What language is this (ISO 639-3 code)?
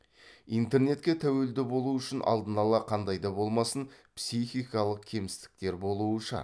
kaz